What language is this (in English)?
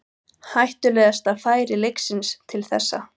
Icelandic